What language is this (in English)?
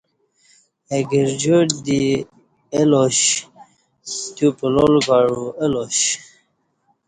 Kati